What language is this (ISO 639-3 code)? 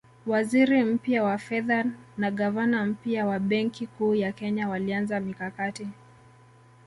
swa